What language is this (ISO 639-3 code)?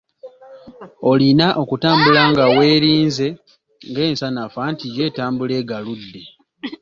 lug